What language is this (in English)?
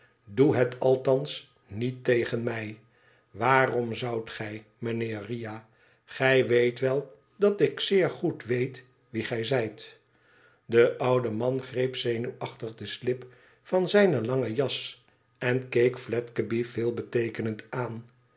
Dutch